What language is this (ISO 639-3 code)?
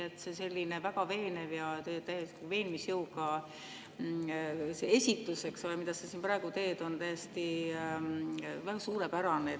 est